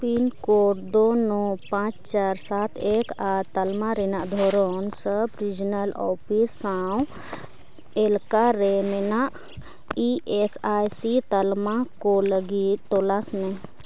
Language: Santali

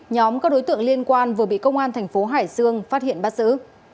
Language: Vietnamese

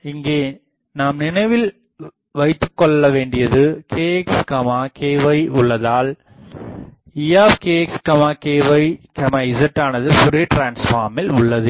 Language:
Tamil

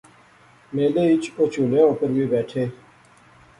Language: Pahari-Potwari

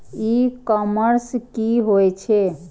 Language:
Maithili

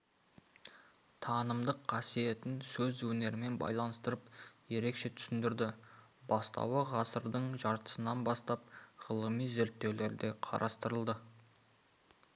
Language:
Kazakh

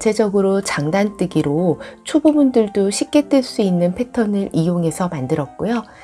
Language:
Korean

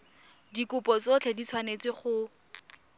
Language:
Tswana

